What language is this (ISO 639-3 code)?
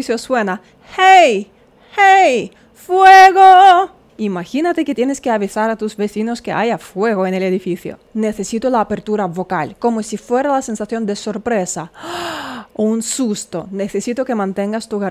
spa